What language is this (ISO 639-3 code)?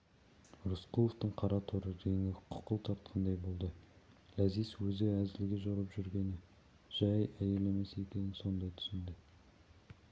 kaz